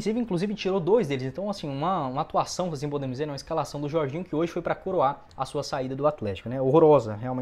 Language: Portuguese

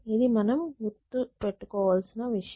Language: Telugu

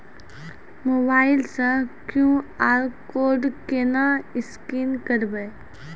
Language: Maithili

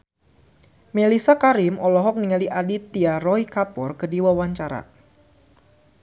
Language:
Sundanese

